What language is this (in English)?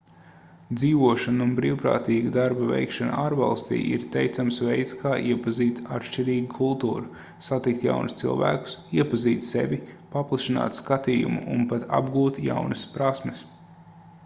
Latvian